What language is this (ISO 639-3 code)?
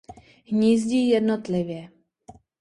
ces